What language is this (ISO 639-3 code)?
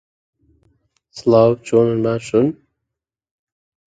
ckb